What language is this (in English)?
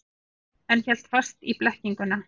Icelandic